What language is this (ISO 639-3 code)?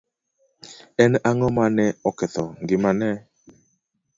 luo